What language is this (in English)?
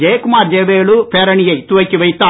Tamil